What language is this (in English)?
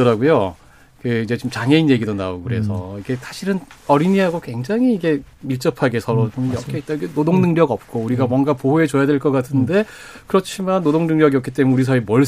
Korean